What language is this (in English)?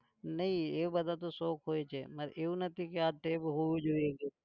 Gujarati